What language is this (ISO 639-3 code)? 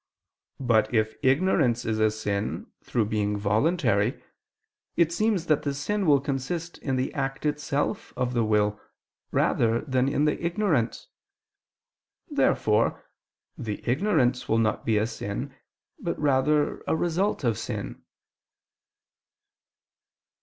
eng